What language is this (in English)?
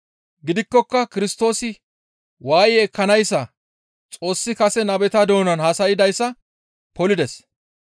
Gamo